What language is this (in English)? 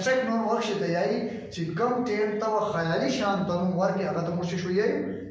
Romanian